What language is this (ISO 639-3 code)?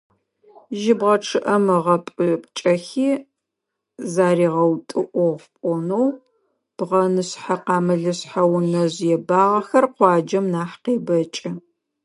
ady